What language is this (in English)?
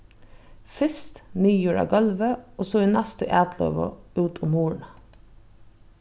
Faroese